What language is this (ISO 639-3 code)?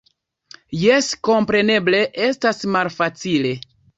epo